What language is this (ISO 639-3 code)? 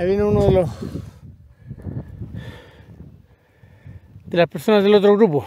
spa